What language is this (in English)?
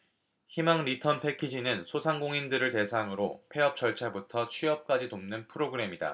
Korean